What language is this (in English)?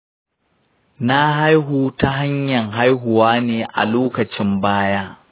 Hausa